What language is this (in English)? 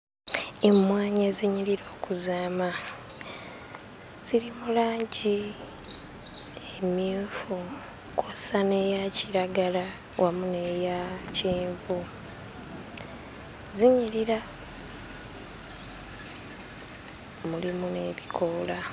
Ganda